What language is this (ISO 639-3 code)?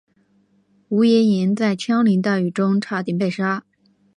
zho